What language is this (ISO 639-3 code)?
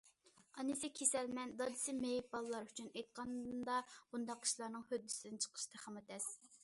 uig